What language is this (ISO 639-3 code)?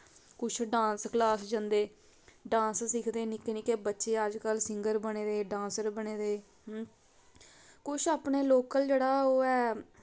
doi